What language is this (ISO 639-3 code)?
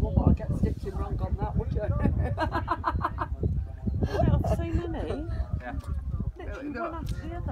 eng